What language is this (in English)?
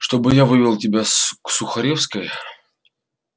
Russian